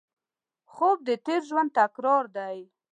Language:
Pashto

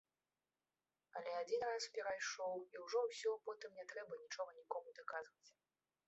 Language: Belarusian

